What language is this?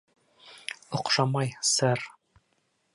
Bashkir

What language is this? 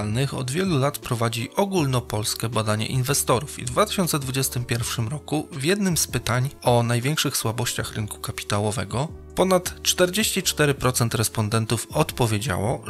Polish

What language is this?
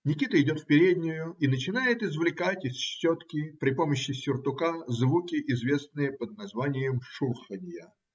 Russian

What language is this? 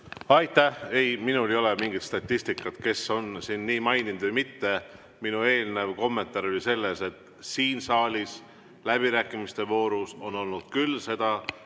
Estonian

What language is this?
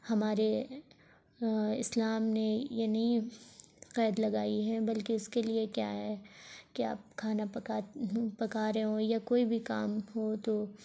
Urdu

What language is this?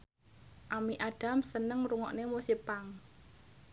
Javanese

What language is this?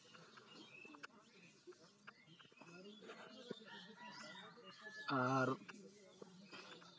Santali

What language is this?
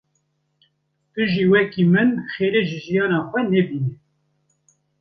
Kurdish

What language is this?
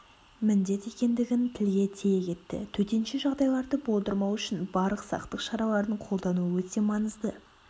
Kazakh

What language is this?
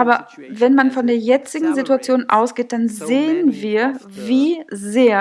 German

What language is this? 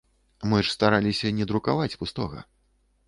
Belarusian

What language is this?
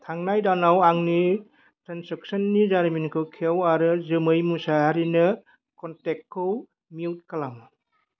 Bodo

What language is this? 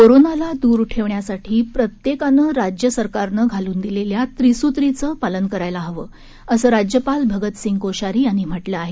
Marathi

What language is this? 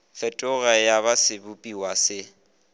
Northern Sotho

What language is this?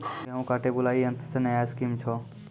Maithili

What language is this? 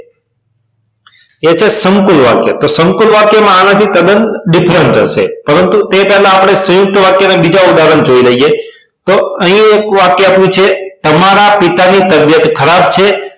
Gujarati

